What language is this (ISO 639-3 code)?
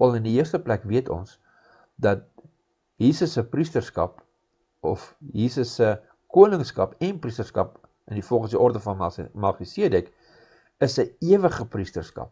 nld